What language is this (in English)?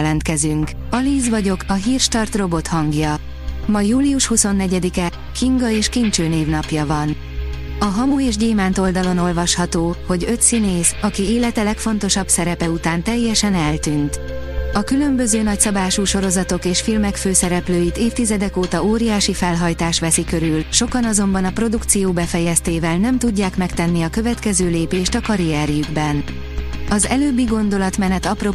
Hungarian